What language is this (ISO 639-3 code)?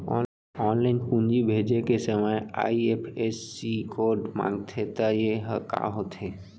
hne